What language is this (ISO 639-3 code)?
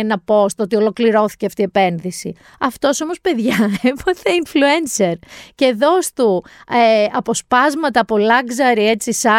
ell